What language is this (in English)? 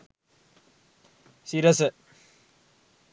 Sinhala